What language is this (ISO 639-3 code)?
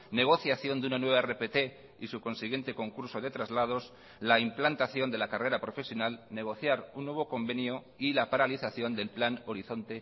spa